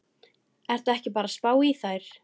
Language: Icelandic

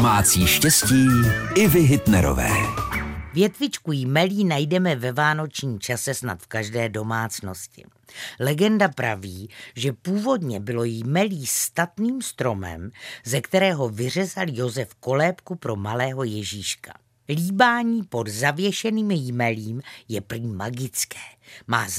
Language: Czech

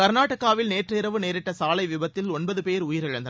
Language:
Tamil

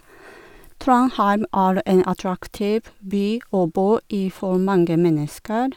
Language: Norwegian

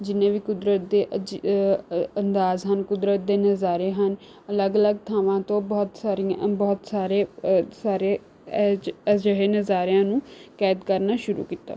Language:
Punjabi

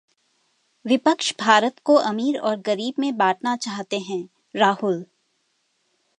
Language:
Hindi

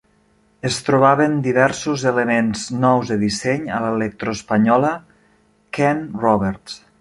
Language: Catalan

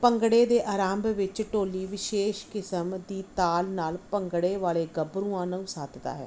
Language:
Punjabi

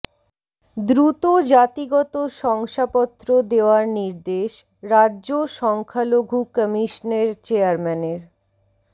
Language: Bangla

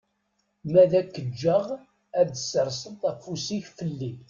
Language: Kabyle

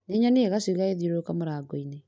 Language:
Kikuyu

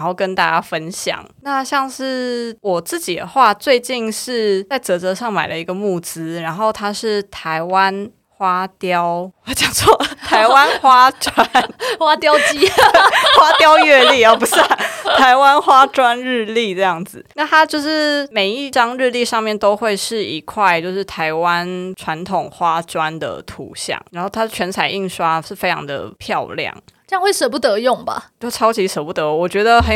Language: Chinese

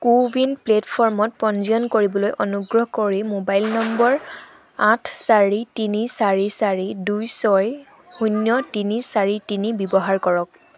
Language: Assamese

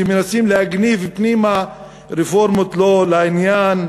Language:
Hebrew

